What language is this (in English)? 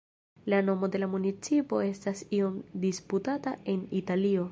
Esperanto